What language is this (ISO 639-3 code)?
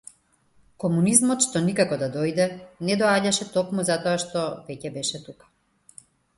mkd